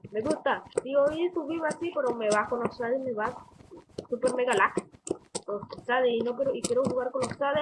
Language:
Spanish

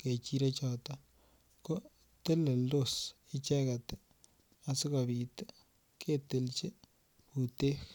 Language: Kalenjin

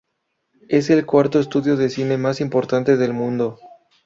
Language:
Spanish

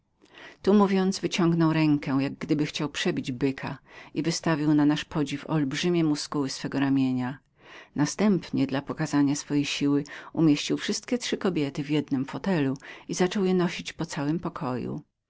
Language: Polish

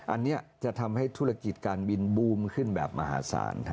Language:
Thai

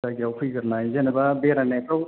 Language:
Bodo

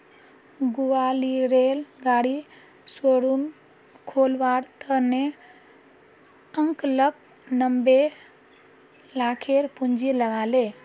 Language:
Magahi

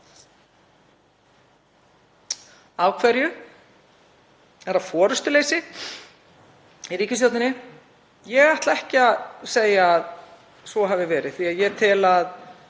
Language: Icelandic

